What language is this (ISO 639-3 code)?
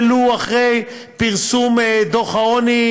heb